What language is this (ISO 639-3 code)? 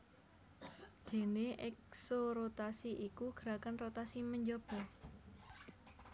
jav